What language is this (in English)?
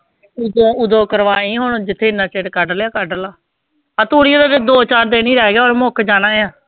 Punjabi